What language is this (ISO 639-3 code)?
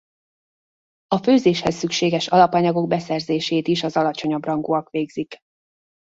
hun